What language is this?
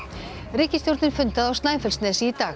Icelandic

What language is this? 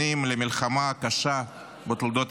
Hebrew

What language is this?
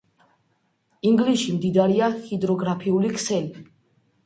Georgian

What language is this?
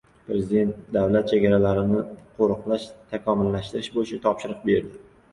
Uzbek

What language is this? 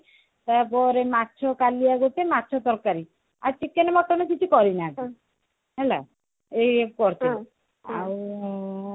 Odia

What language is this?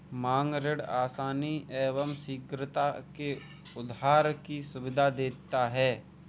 Hindi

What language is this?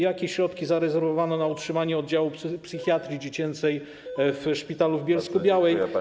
Polish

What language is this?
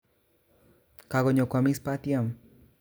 Kalenjin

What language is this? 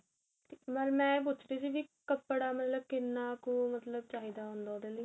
Punjabi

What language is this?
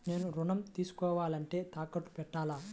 Telugu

